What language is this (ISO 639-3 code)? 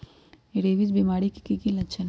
mag